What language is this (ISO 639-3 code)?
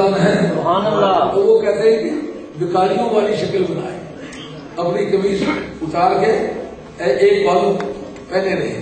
ara